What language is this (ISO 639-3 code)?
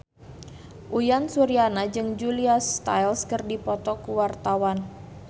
sun